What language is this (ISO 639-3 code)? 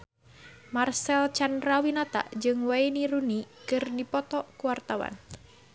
sun